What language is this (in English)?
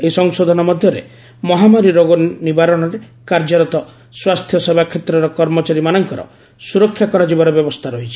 Odia